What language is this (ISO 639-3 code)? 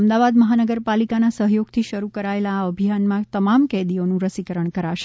guj